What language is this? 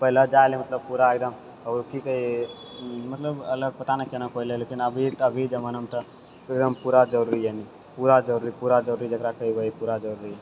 Maithili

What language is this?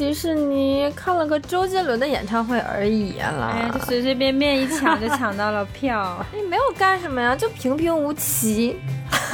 Chinese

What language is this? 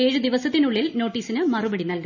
Malayalam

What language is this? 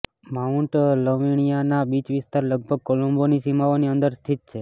Gujarati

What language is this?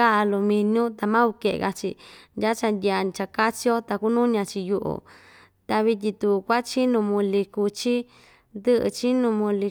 Ixtayutla Mixtec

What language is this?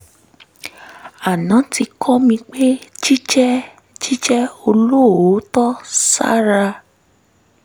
Yoruba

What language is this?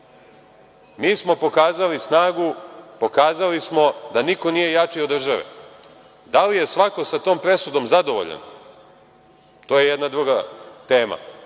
Serbian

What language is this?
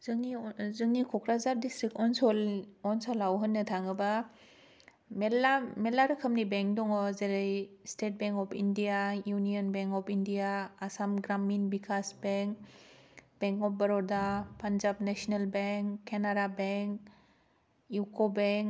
Bodo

